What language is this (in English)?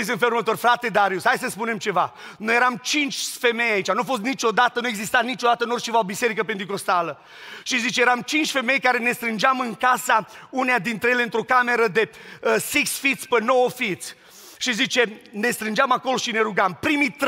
Romanian